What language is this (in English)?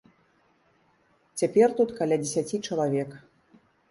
Belarusian